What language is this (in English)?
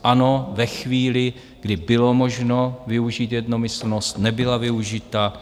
Czech